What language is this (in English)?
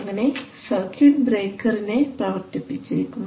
Malayalam